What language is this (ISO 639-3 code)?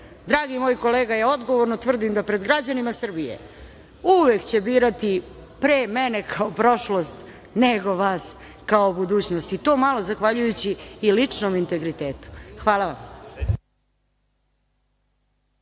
srp